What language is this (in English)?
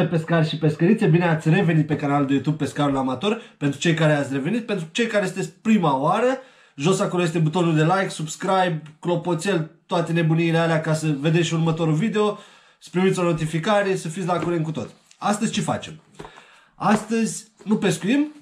Romanian